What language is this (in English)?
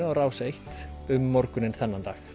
Icelandic